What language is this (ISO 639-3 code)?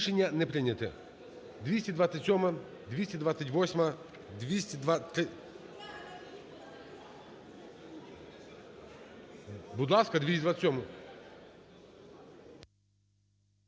ukr